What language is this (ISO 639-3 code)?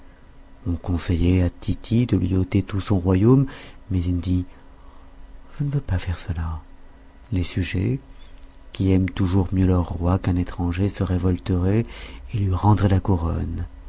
fra